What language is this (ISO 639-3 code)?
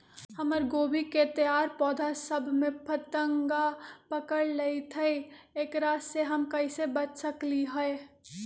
mag